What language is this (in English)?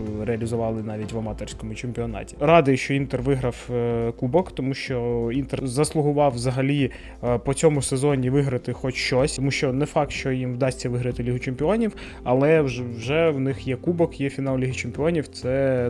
Ukrainian